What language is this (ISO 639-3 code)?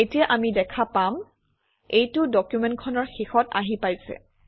asm